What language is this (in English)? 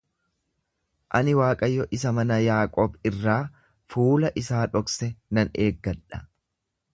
Oromo